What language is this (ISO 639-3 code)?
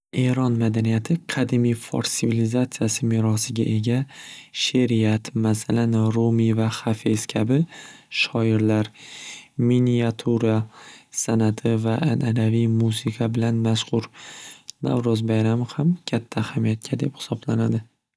uzb